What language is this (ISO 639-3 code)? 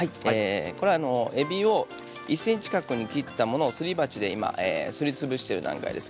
jpn